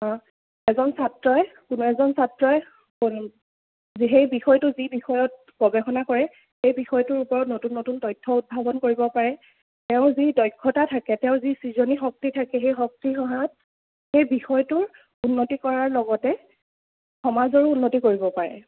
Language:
Assamese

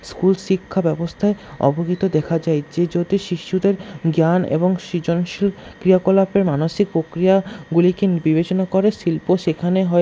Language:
Bangla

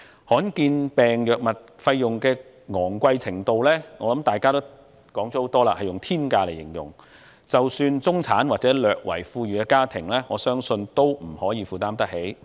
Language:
Cantonese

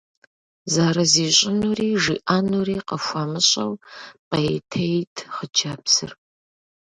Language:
Kabardian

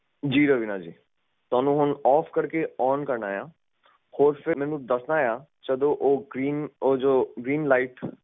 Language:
Punjabi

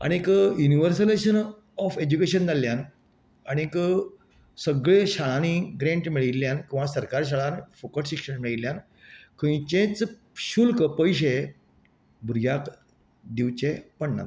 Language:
Konkani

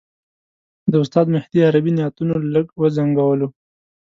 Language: Pashto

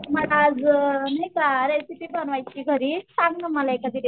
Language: Marathi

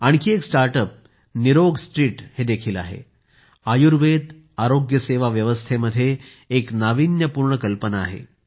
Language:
Marathi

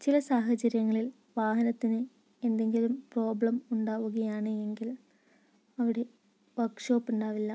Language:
Malayalam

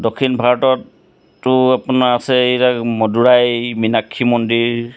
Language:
Assamese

